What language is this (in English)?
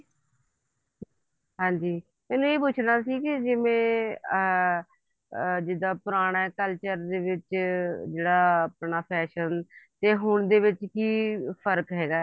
Punjabi